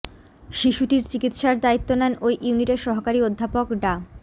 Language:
Bangla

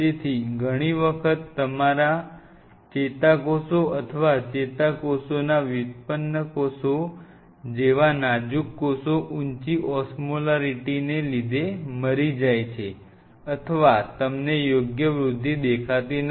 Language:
Gujarati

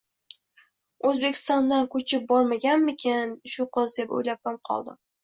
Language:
Uzbek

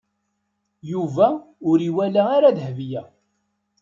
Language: Kabyle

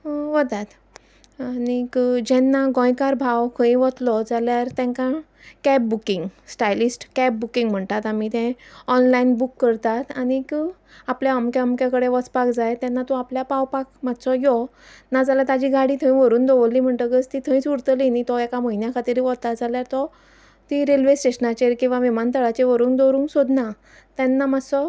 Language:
Konkani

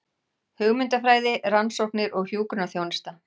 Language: Icelandic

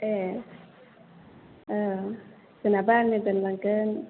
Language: Bodo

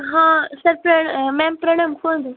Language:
Odia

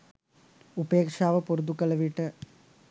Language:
Sinhala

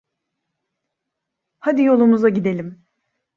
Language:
Turkish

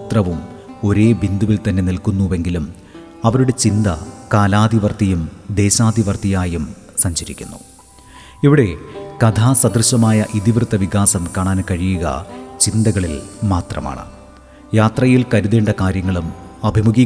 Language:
Malayalam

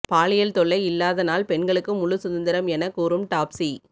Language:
Tamil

